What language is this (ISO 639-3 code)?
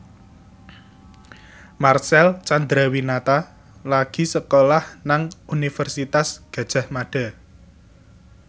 jav